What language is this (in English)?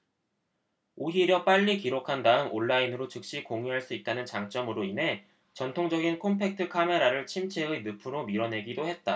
Korean